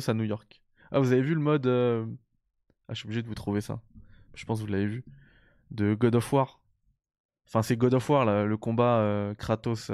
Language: French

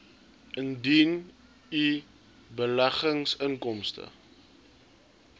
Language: Afrikaans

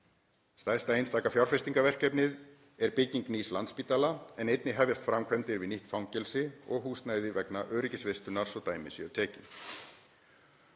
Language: Icelandic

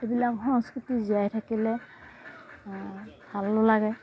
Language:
Assamese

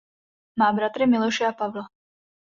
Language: Czech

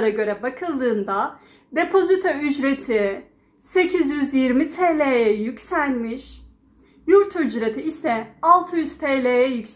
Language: Turkish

